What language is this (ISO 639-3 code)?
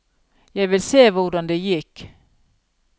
nor